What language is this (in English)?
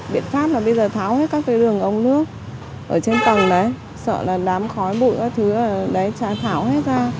Vietnamese